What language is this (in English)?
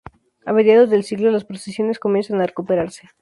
Spanish